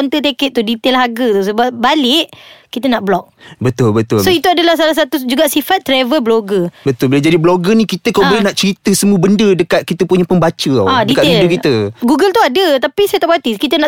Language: Malay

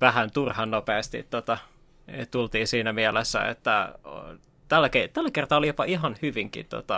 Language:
Finnish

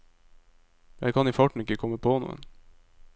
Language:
Norwegian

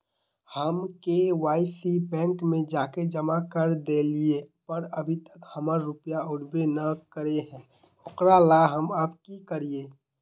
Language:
Magahi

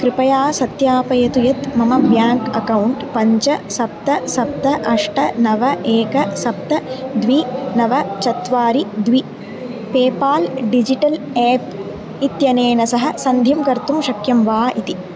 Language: Sanskrit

